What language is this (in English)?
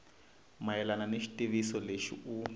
Tsonga